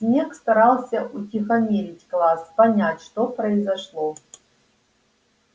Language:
Russian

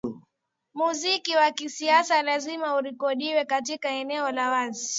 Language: Swahili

